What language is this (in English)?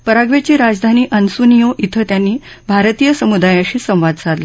Marathi